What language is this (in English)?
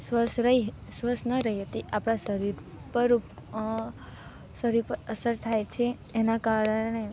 Gujarati